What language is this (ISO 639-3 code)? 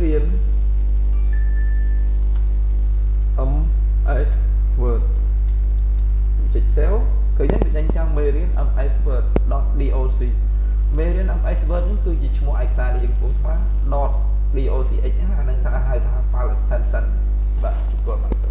vie